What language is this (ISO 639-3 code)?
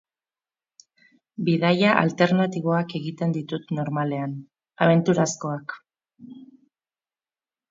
eus